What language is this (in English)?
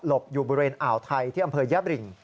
Thai